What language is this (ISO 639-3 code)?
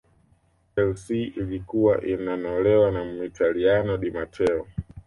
swa